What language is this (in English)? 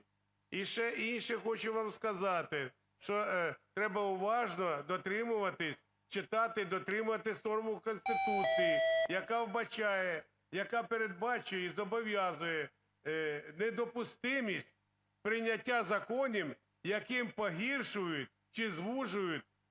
Ukrainian